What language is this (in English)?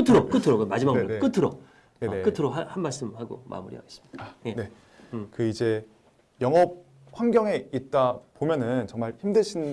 Korean